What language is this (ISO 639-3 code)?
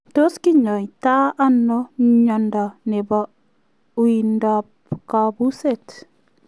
kln